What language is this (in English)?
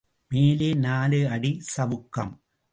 Tamil